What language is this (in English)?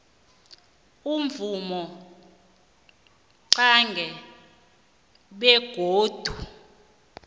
South Ndebele